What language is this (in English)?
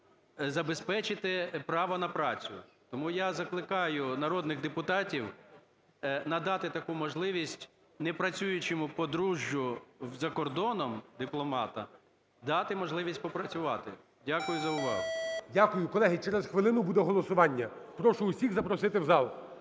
Ukrainian